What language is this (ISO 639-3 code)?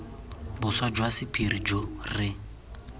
tsn